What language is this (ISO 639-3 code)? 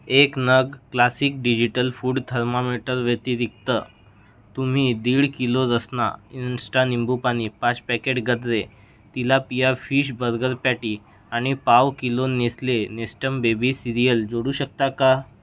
mar